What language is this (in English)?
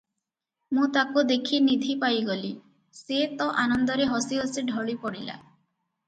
Odia